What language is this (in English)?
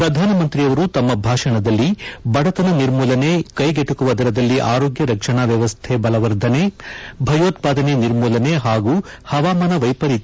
Kannada